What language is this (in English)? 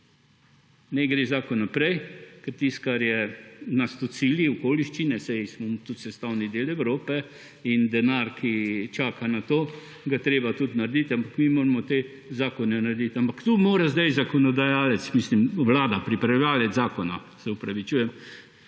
Slovenian